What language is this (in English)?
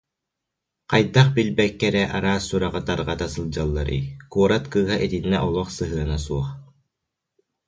Yakut